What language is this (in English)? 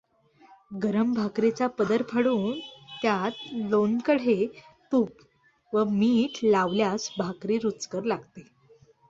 Marathi